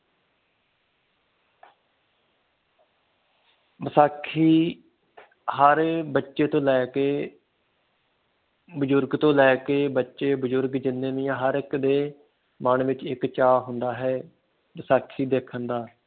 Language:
Punjabi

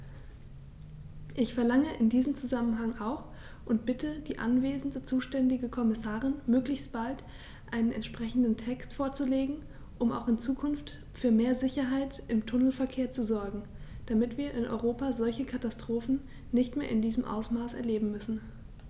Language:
German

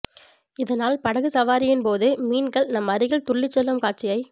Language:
Tamil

